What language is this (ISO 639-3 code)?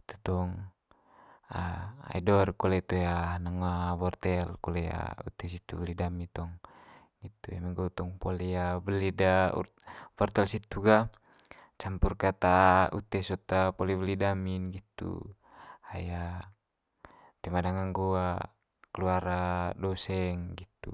mqy